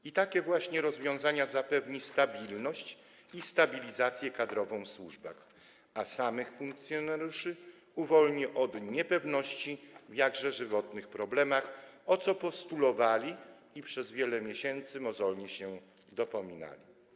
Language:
Polish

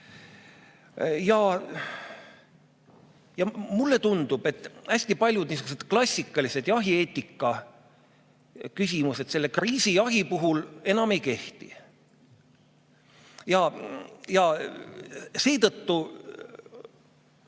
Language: Estonian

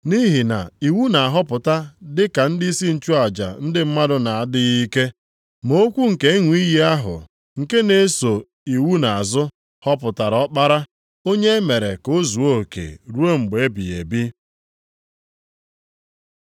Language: Igbo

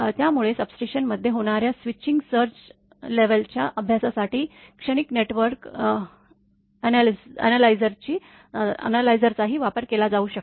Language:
Marathi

